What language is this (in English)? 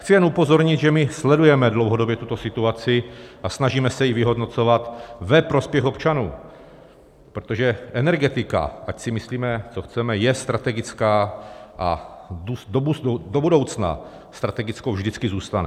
Czech